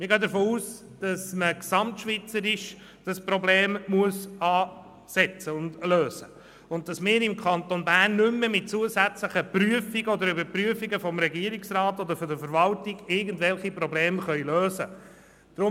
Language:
Swiss German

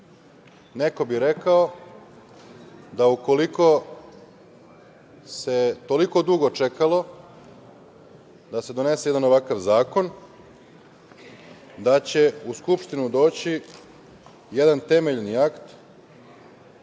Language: Serbian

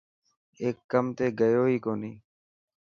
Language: Dhatki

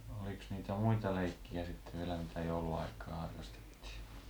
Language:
Finnish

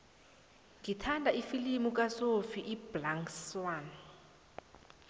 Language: South Ndebele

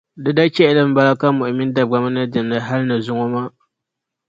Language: Dagbani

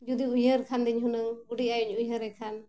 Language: Santali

